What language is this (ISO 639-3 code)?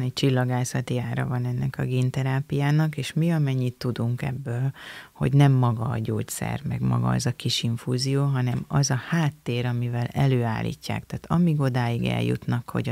hun